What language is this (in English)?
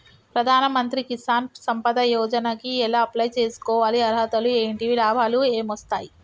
Telugu